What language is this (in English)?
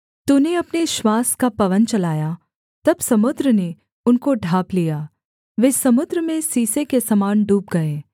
Hindi